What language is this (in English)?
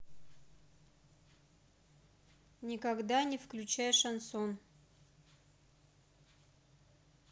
Russian